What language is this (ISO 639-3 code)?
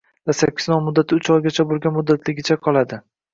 uzb